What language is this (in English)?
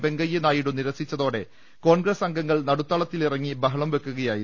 Malayalam